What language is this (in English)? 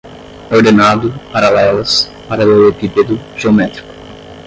Portuguese